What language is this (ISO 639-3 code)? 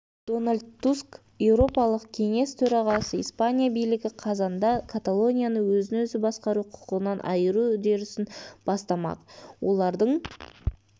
kaz